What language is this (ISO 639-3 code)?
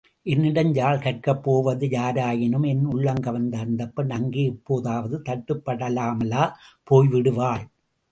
tam